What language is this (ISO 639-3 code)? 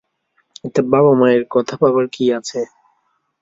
ben